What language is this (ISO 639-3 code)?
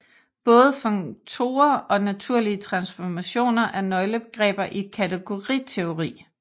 dan